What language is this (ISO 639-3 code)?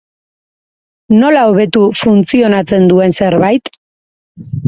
eus